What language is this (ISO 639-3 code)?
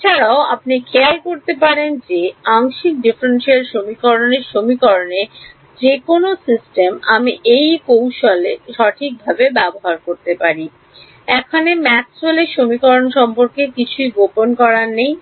ben